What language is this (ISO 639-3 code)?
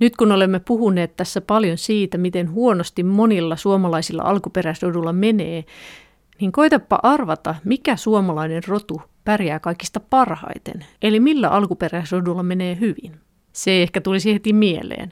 fin